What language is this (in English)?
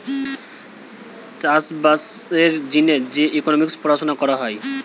Bangla